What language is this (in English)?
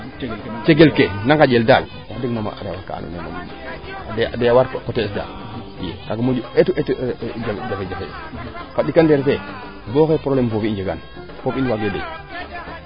Serer